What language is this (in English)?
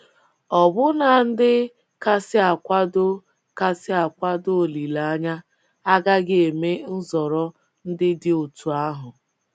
Igbo